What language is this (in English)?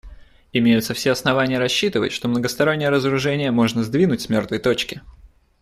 Russian